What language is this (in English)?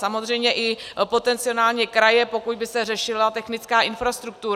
Czech